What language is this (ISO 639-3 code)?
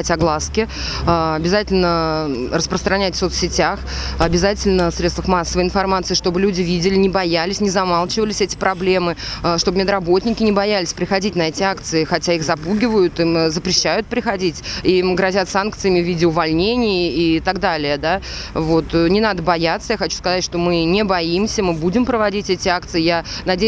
rus